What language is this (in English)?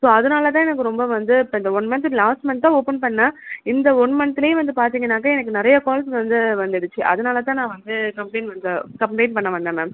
Tamil